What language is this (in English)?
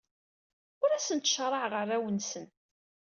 Kabyle